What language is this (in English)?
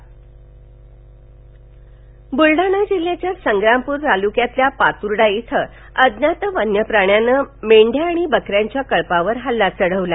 Marathi